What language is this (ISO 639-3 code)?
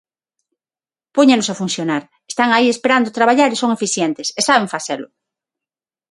glg